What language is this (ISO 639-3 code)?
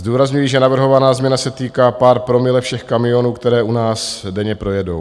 ces